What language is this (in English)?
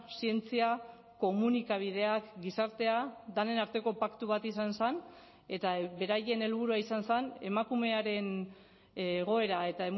Basque